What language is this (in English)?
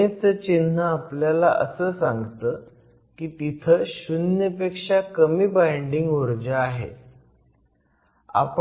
Marathi